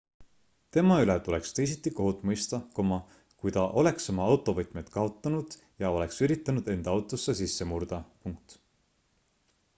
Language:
Estonian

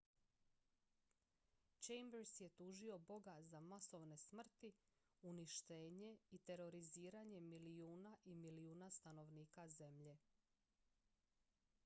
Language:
Croatian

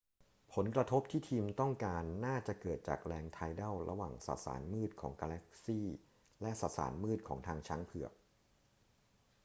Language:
Thai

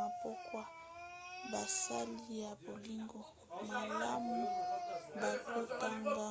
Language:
Lingala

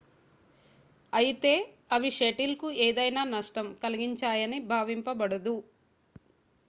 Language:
Telugu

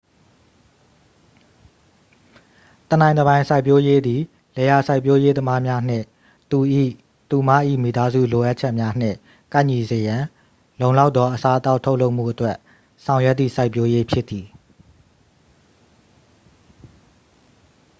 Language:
Burmese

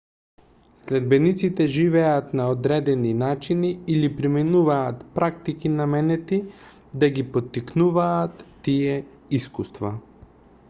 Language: Macedonian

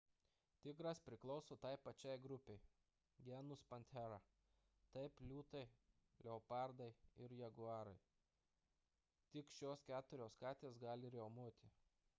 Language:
Lithuanian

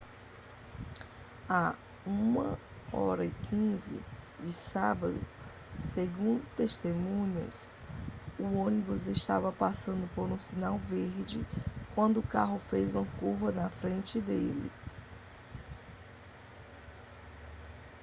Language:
Portuguese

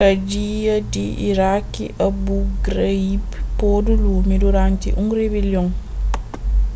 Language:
Kabuverdianu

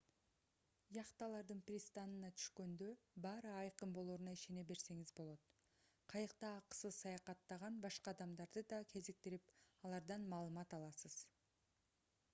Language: Kyrgyz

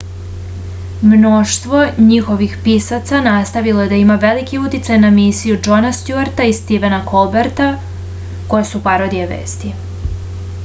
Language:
Serbian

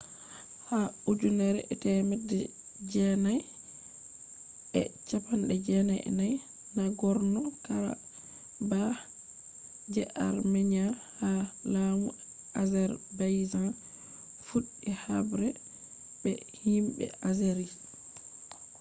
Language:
Fula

